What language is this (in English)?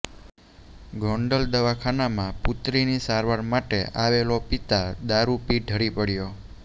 Gujarati